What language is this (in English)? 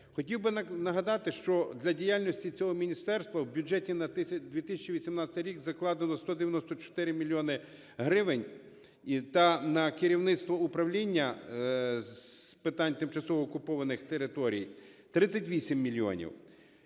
Ukrainian